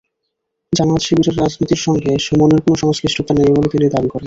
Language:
Bangla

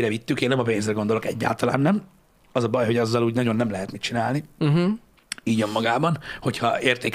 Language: Hungarian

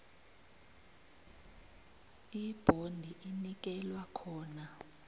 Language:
South Ndebele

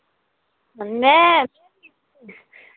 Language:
Dogri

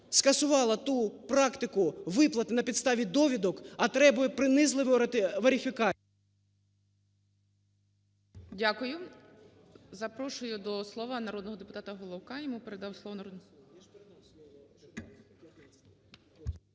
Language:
Ukrainian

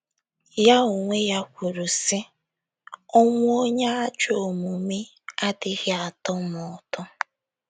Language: Igbo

